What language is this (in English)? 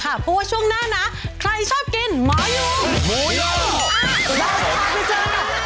Thai